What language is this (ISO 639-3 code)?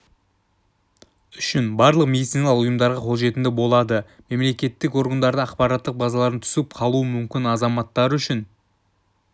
kaz